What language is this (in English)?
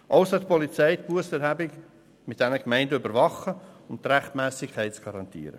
Swiss German